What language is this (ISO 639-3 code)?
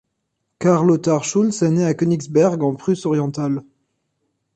fra